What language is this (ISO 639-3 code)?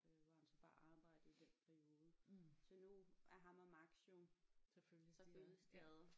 dan